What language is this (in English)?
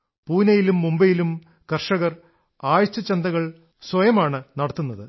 Malayalam